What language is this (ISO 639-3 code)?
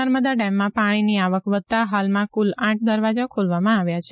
guj